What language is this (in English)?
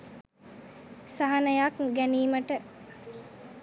Sinhala